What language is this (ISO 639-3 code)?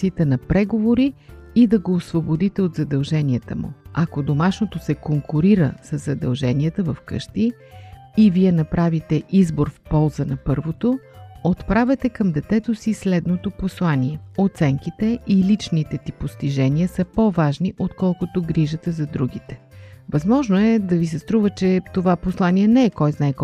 bul